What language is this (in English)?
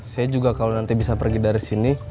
Indonesian